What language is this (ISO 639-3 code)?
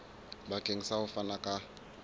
sot